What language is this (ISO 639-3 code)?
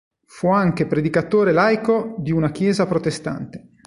ita